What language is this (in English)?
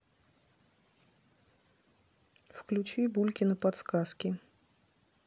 Russian